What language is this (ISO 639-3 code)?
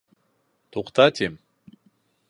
bak